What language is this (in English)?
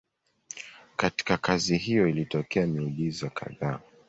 Swahili